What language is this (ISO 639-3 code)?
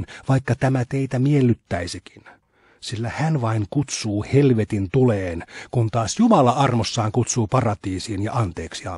fin